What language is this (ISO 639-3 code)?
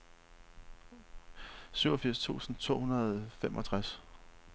dan